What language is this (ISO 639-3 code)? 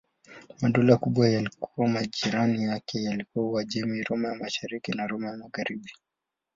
swa